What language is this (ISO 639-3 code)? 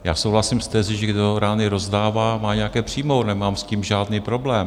ces